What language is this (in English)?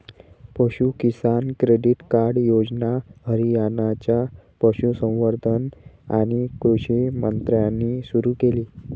Marathi